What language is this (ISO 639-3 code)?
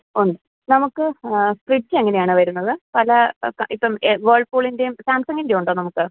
mal